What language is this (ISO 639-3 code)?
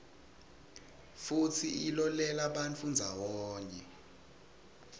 ssw